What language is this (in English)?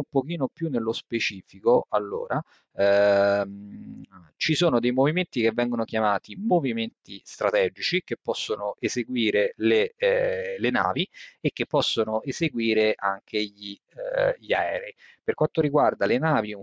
Italian